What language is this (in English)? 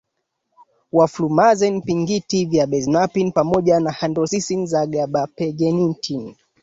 Swahili